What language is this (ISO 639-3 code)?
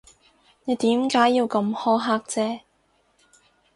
yue